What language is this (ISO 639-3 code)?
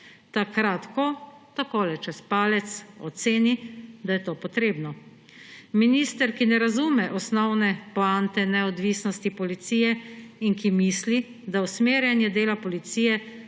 slv